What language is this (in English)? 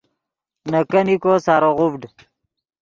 Yidgha